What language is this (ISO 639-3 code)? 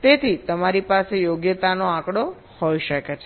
guj